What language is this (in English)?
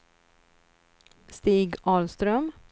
Swedish